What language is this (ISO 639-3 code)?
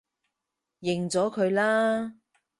yue